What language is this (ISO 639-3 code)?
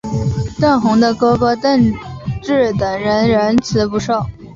zho